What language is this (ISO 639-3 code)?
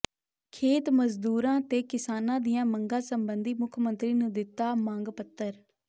pan